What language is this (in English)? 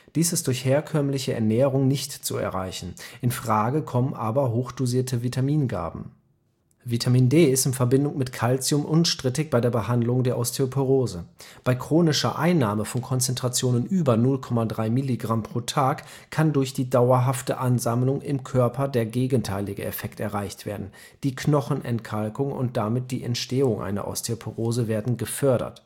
German